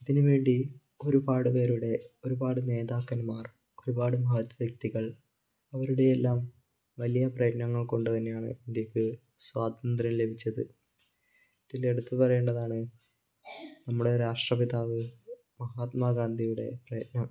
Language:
Malayalam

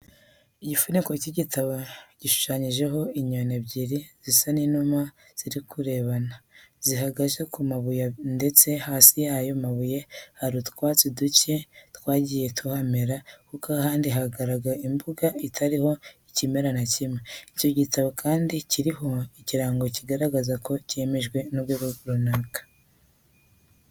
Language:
Kinyarwanda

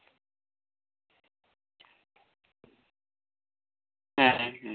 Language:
Santali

